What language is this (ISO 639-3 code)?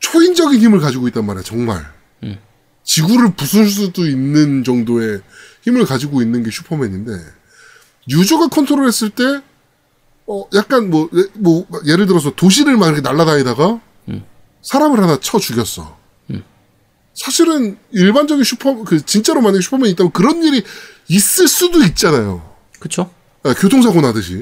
kor